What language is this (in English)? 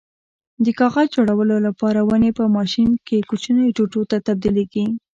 Pashto